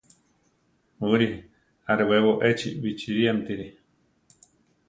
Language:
Central Tarahumara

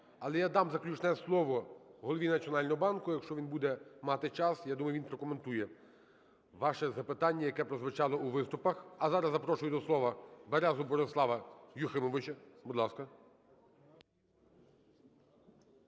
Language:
Ukrainian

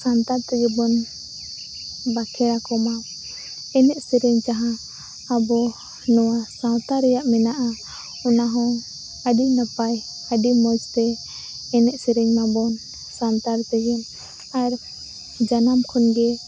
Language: Santali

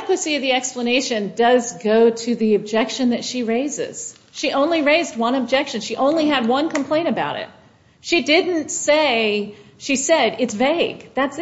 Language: English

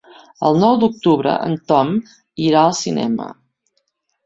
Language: Catalan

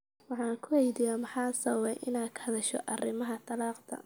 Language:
Somali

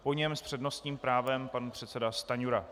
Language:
Czech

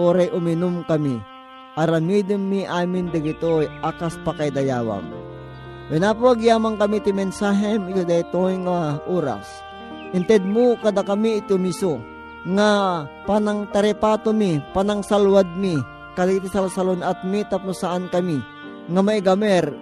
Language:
Filipino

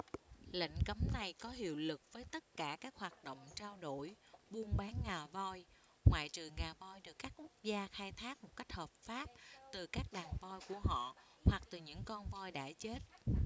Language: Vietnamese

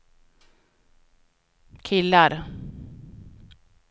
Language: Swedish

